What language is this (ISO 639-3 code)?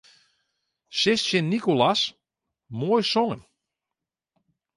fry